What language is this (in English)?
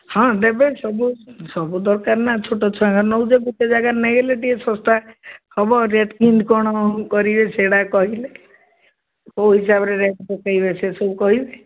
Odia